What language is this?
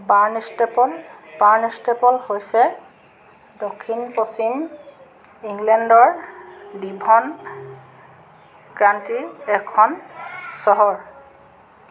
Assamese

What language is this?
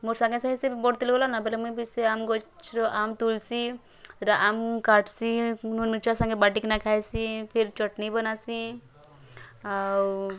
Odia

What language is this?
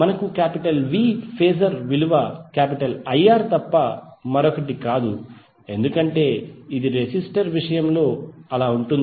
Telugu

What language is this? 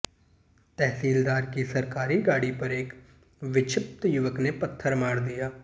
Hindi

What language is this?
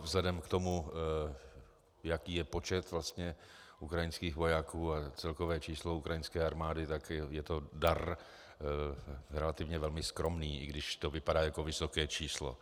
Czech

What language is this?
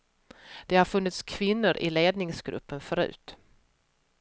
Swedish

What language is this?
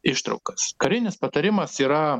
Lithuanian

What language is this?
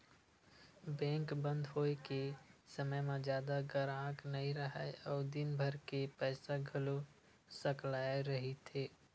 Chhattisgarhi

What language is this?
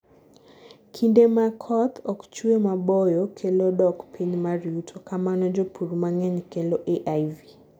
Luo (Kenya and Tanzania)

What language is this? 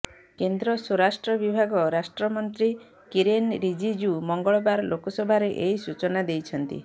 Odia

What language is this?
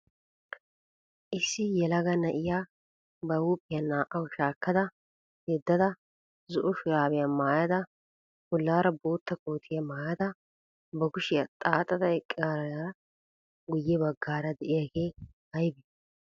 Wolaytta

